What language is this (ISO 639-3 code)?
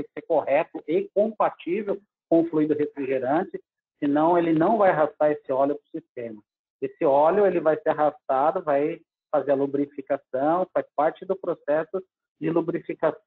por